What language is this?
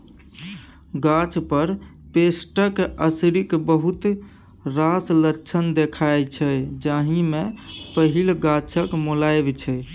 Maithili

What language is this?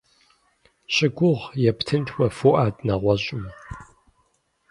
Kabardian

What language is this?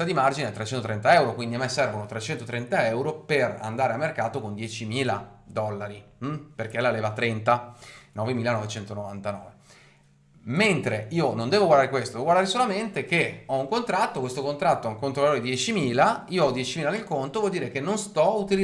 Italian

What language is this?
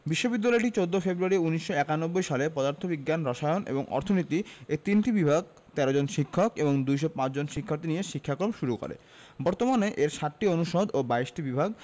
Bangla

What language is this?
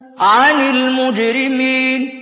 Arabic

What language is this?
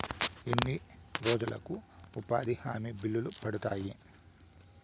Telugu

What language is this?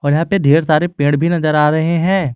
Hindi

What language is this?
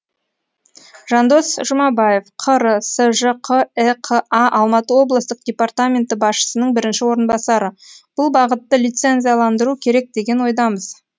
Kazakh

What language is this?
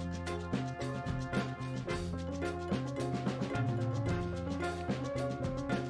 Indonesian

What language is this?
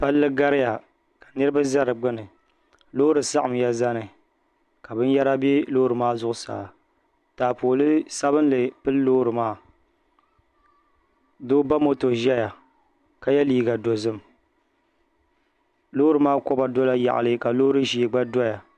Dagbani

